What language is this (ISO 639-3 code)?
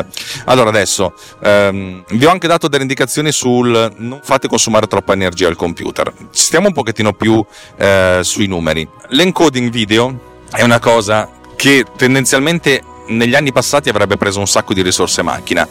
ita